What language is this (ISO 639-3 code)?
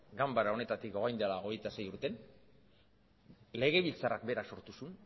eus